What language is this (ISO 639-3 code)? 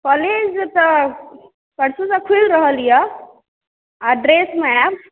mai